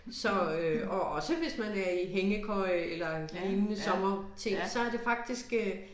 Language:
Danish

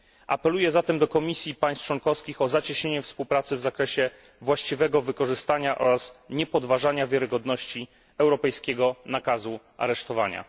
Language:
Polish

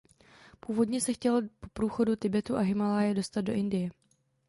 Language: Czech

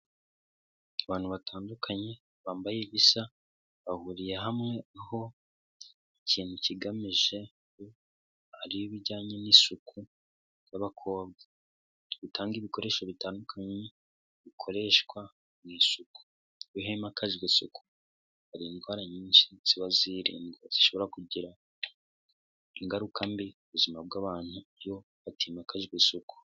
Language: Kinyarwanda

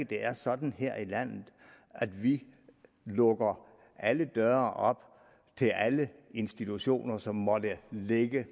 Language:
Danish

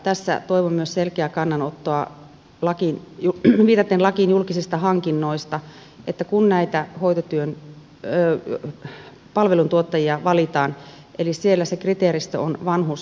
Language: Finnish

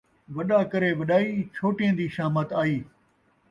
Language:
Saraiki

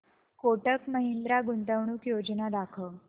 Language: Marathi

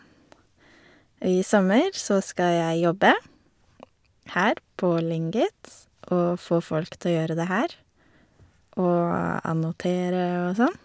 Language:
Norwegian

